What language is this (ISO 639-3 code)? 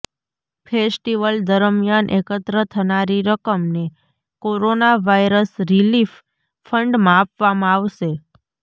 guj